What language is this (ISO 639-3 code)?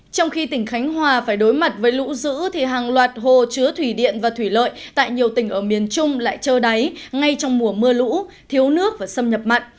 vie